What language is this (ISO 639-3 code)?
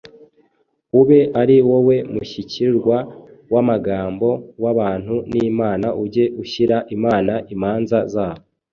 kin